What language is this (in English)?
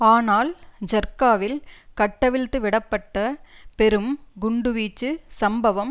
Tamil